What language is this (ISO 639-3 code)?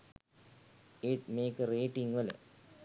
sin